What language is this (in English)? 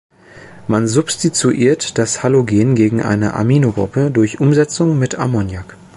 German